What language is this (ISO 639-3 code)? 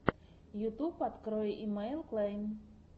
rus